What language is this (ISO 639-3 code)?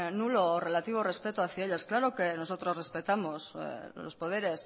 spa